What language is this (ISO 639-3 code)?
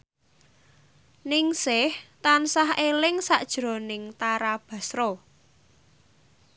jav